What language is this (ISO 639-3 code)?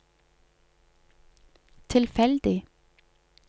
nor